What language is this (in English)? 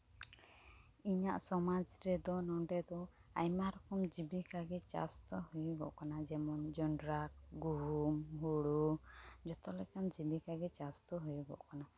Santali